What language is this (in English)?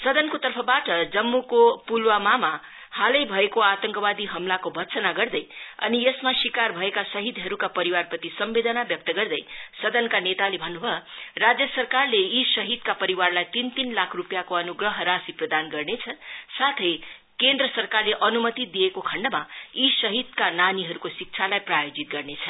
Nepali